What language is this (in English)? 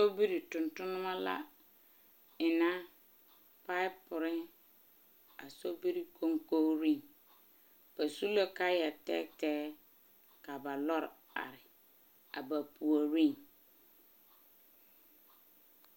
Southern Dagaare